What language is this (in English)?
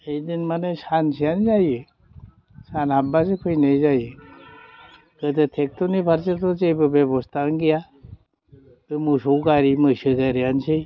Bodo